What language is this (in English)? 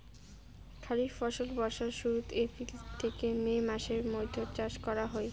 Bangla